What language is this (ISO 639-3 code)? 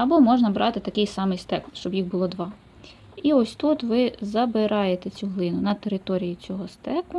ukr